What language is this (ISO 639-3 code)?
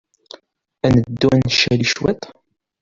kab